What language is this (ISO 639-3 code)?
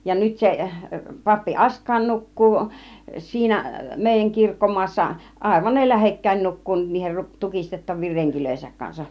fin